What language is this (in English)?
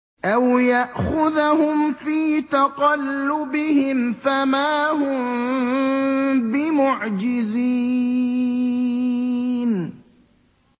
Arabic